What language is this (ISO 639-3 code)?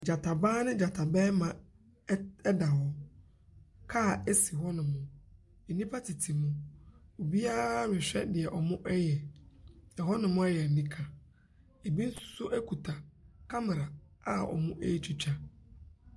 aka